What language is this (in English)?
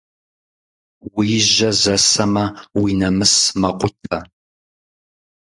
Kabardian